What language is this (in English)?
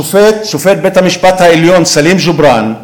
Hebrew